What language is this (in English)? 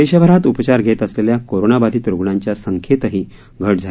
Marathi